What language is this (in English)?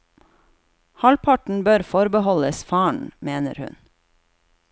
Norwegian